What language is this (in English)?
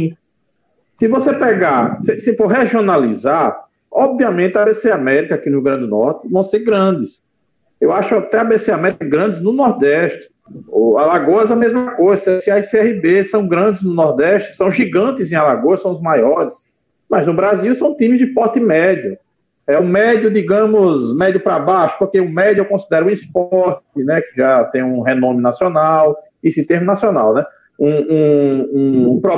Portuguese